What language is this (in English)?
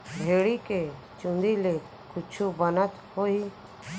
Chhattisgarhi